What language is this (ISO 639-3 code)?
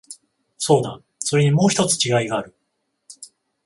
jpn